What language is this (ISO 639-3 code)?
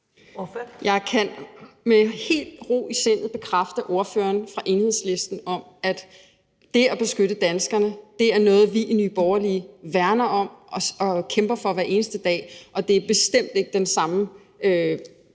dan